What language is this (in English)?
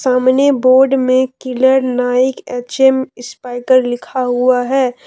Hindi